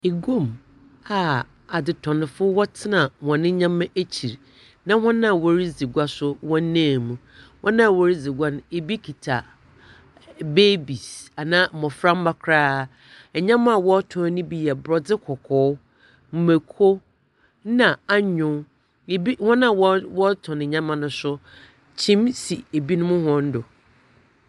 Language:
Akan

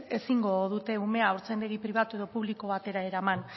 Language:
Basque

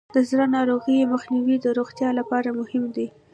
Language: Pashto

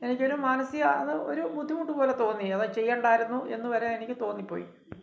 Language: Malayalam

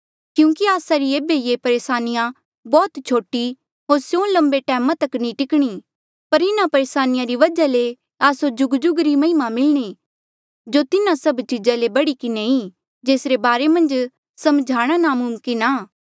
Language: Mandeali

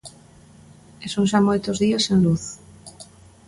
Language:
Galician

